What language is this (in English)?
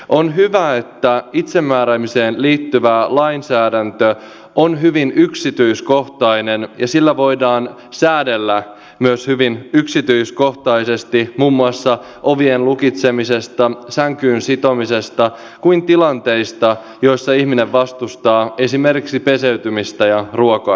Finnish